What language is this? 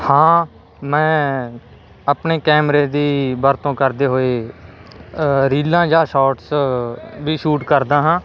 Punjabi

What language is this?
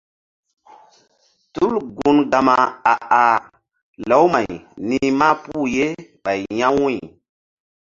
Mbum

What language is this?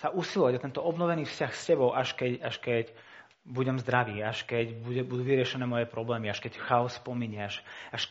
Slovak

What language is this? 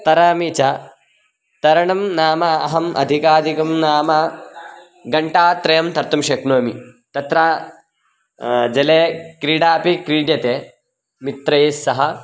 Sanskrit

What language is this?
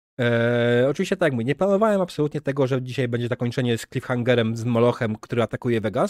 Polish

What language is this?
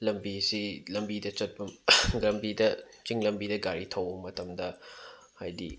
Manipuri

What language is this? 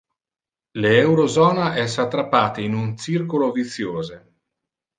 Interlingua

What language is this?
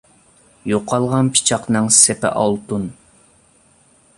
Uyghur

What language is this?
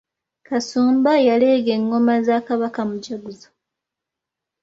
Ganda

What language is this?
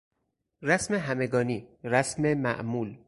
Persian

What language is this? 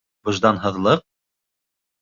Bashkir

